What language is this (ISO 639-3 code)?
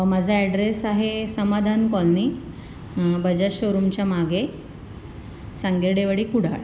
mar